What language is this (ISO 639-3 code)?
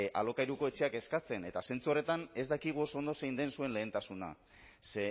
eus